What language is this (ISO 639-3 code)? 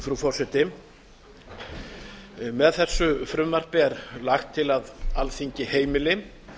isl